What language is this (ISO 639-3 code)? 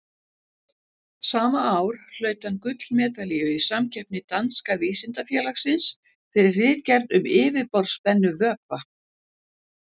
isl